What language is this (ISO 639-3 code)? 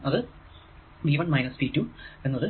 mal